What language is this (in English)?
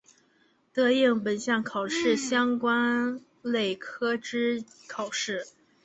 Chinese